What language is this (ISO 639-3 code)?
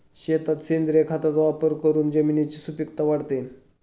mar